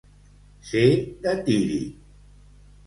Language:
Catalan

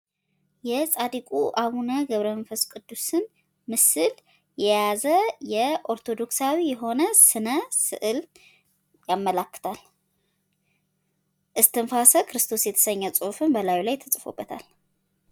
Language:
Amharic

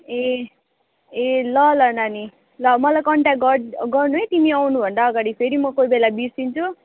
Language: Nepali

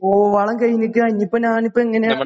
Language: Malayalam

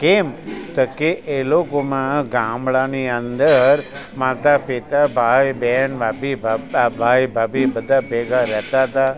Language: Gujarati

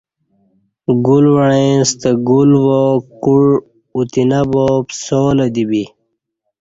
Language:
Kati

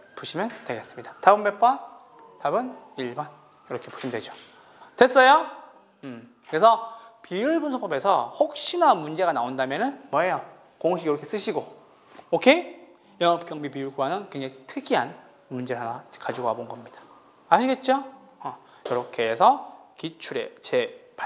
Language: Korean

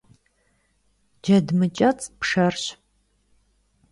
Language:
Kabardian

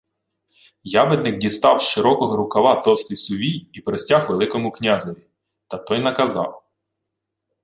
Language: Ukrainian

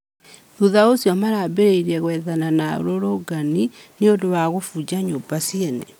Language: Kikuyu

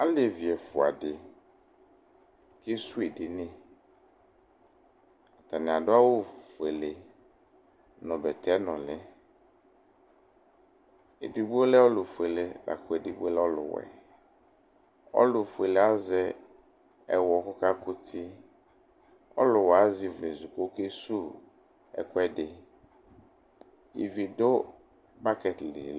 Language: Ikposo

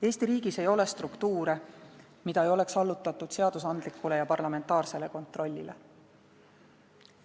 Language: Estonian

